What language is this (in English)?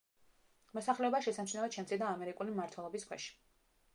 Georgian